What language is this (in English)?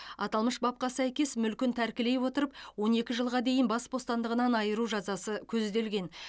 Kazakh